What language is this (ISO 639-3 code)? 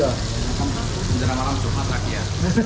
ind